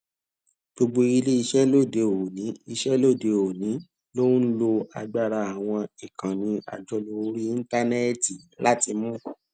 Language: Yoruba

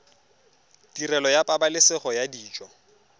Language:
Tswana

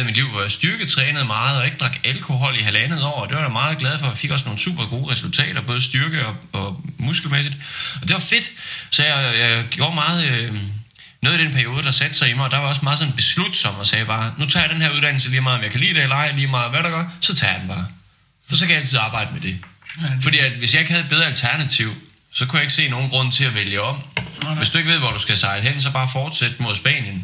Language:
Danish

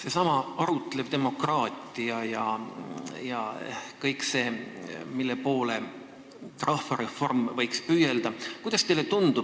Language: Estonian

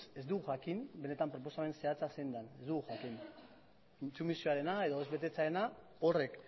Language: Basque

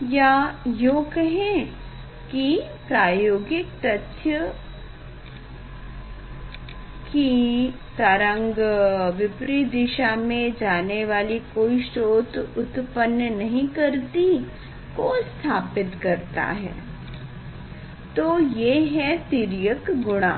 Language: Hindi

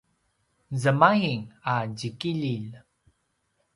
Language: Paiwan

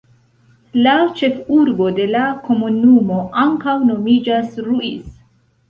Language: Esperanto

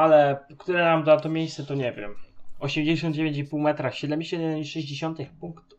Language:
Polish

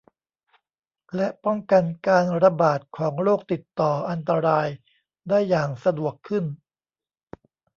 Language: Thai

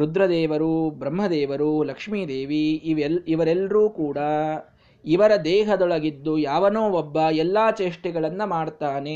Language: Kannada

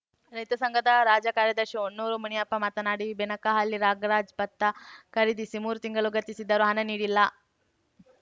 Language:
Kannada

